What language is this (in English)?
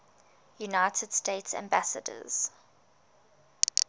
English